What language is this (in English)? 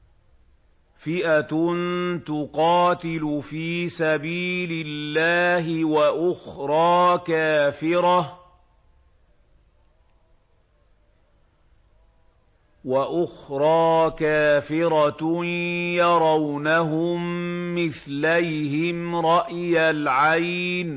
Arabic